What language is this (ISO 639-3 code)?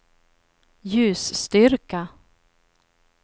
swe